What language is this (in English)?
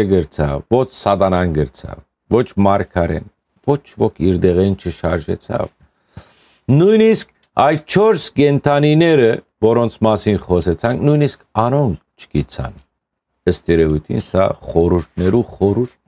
Turkish